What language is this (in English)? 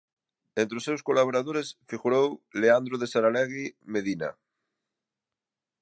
Galician